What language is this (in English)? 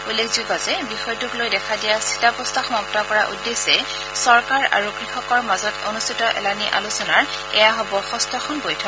Assamese